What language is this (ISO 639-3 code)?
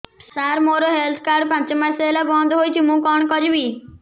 ori